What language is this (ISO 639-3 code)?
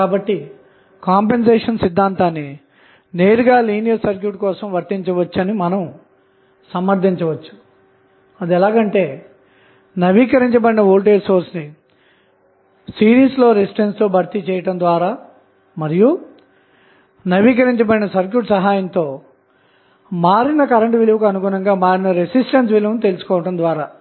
tel